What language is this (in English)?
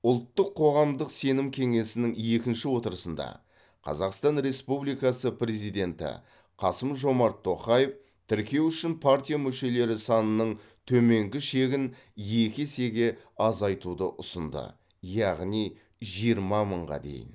Kazakh